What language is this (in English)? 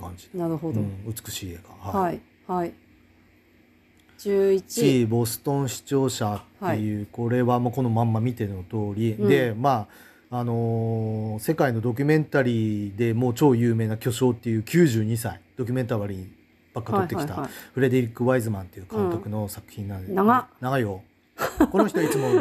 Japanese